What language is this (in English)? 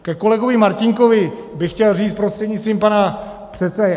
Czech